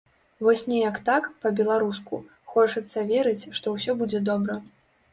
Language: Belarusian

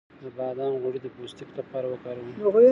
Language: Pashto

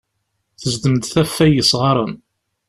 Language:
Kabyle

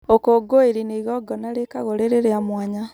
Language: Kikuyu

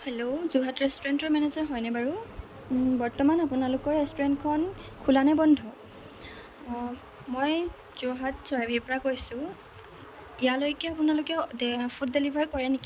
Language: Assamese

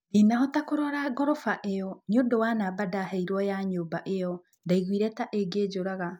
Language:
Kikuyu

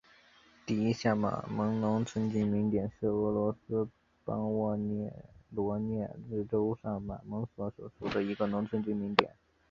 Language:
Chinese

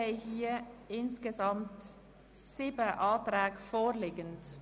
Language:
Swiss German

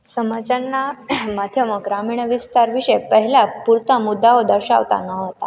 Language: Gujarati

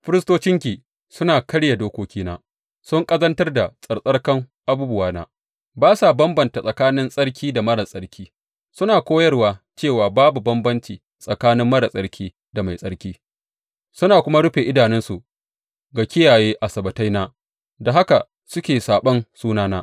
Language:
Hausa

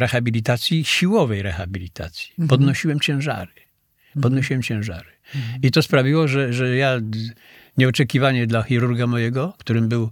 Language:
Polish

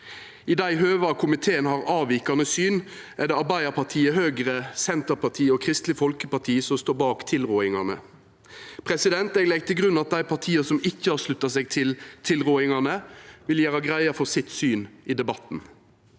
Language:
Norwegian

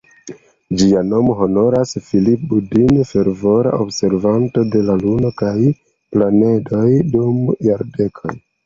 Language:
Esperanto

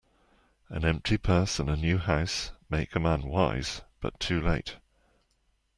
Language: English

